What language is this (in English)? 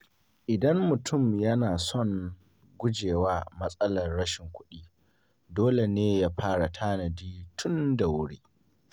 Hausa